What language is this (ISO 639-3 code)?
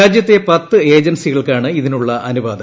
mal